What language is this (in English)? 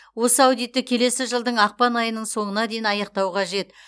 Kazakh